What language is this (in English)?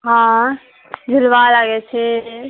Maithili